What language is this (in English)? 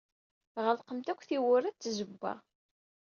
Kabyle